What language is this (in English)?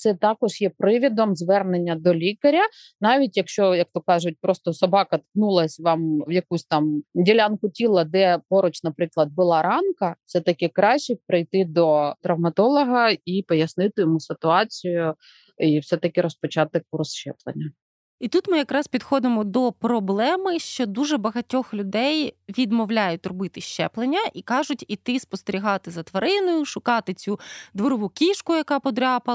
Ukrainian